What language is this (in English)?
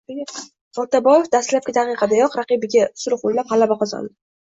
Uzbek